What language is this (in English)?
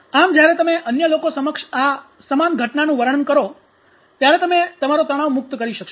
Gujarati